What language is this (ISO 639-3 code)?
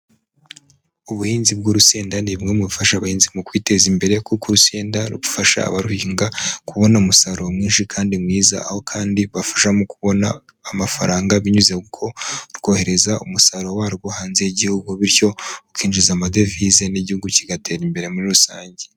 kin